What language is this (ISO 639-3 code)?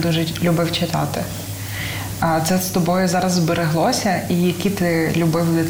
ukr